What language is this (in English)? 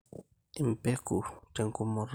Masai